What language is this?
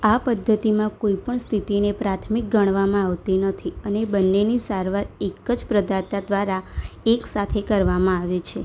Gujarati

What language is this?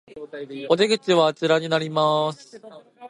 Japanese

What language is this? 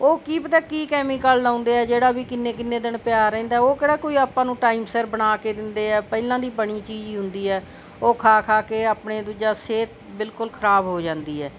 Punjabi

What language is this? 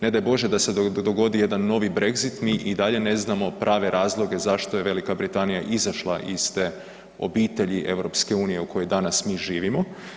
Croatian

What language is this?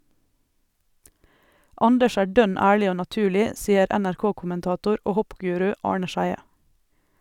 Norwegian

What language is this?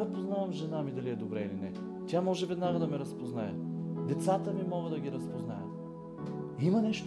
Bulgarian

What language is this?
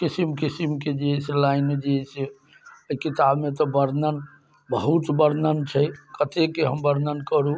Maithili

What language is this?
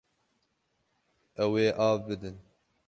Kurdish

